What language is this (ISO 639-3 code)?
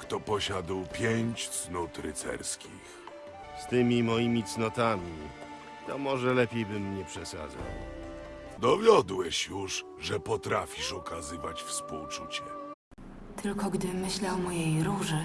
pol